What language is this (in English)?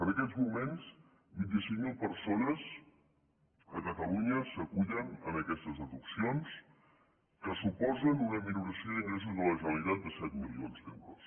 Catalan